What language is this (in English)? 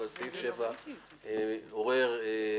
Hebrew